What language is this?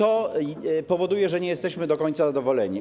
Polish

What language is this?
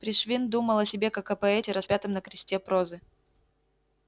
Russian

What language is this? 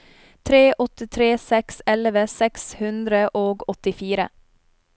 Norwegian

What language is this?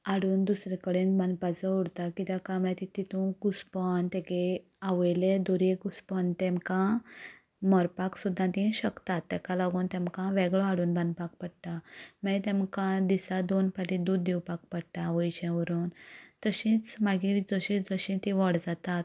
Konkani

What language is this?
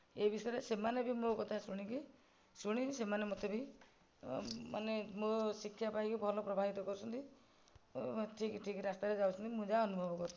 Odia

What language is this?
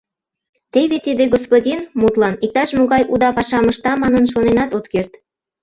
Mari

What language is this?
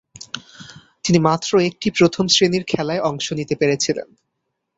Bangla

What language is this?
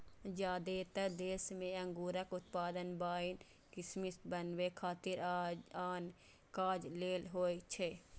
Maithili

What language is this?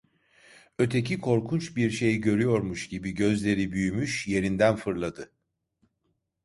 Turkish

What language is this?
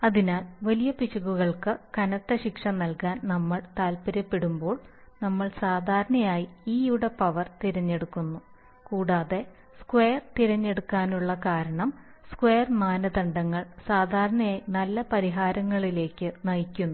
Malayalam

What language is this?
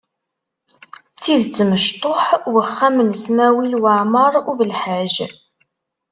Kabyle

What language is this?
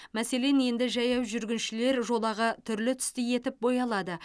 Kazakh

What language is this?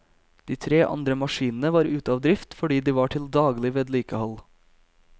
Norwegian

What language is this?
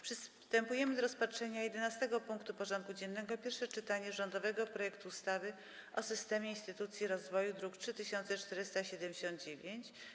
Polish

